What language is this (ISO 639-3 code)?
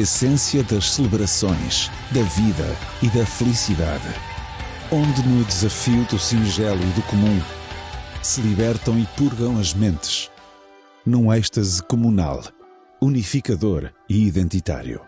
por